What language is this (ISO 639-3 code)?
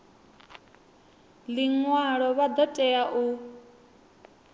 ven